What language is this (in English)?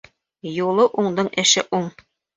Bashkir